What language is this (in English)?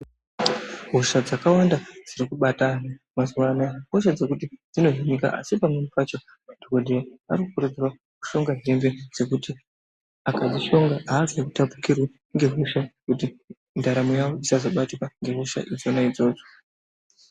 Ndau